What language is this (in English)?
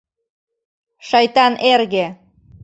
Mari